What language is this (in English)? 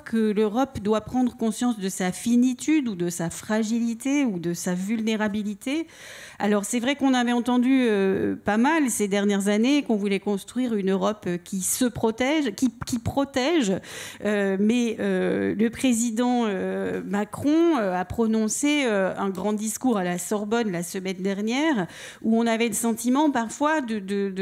French